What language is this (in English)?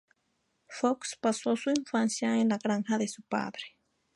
Spanish